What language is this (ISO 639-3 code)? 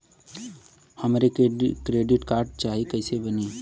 bho